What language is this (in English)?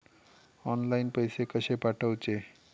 Marathi